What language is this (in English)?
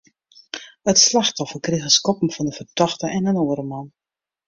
Western Frisian